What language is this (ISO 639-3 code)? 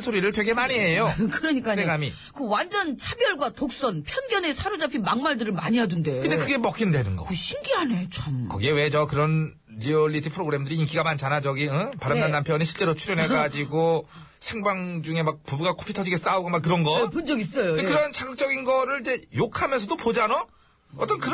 kor